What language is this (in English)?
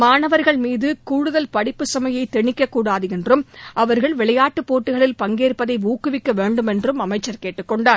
Tamil